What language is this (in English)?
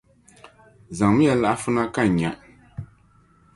Dagbani